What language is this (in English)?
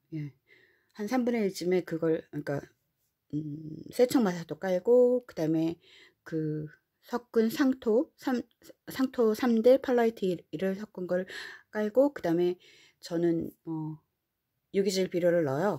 Korean